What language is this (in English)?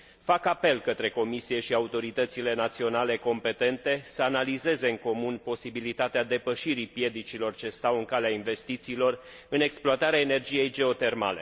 Romanian